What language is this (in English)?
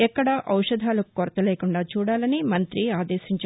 Telugu